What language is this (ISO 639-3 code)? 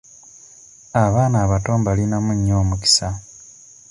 lug